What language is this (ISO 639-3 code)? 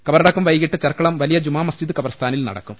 mal